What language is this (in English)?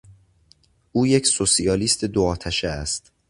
Persian